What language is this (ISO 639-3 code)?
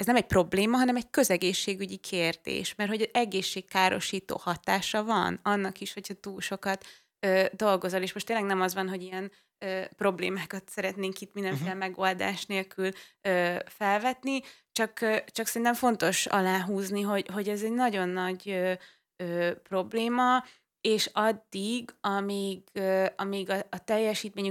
hun